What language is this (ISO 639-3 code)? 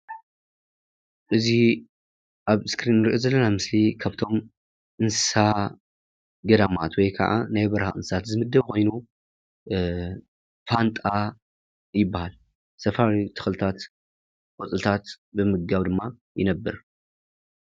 tir